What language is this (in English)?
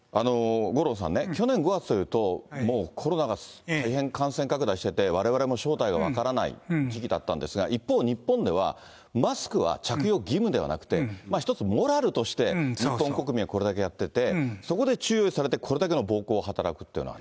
Japanese